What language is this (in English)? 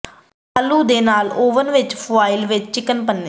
Punjabi